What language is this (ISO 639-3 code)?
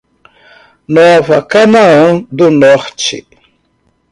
por